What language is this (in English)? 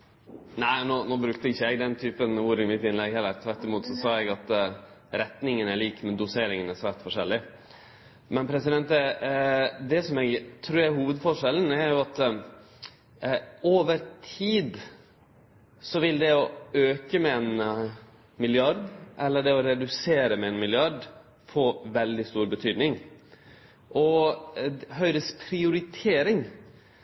Norwegian Nynorsk